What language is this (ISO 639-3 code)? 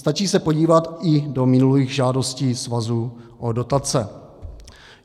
ces